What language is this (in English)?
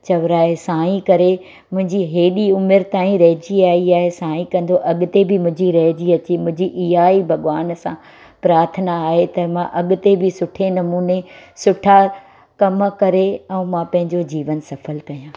Sindhi